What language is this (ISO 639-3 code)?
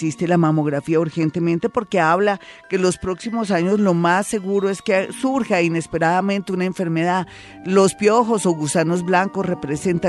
spa